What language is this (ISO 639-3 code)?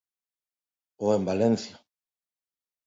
glg